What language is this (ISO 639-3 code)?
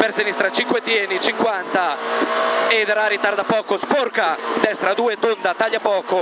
ita